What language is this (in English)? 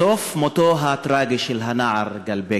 Hebrew